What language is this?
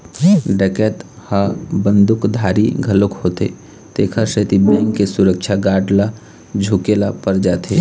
Chhattisgarhi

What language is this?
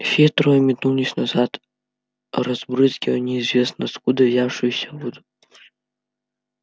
Russian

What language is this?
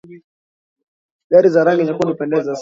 Swahili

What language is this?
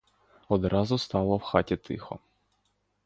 Ukrainian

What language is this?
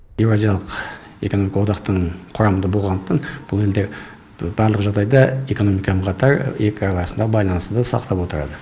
Kazakh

